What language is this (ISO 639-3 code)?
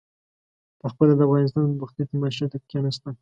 pus